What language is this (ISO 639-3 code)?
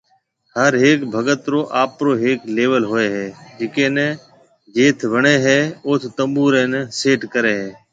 mve